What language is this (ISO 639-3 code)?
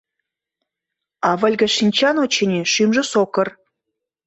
chm